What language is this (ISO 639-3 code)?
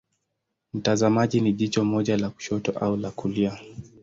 swa